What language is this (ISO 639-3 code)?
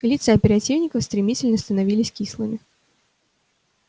rus